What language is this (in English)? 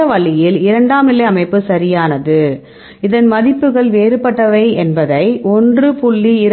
Tamil